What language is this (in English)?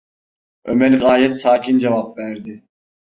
Turkish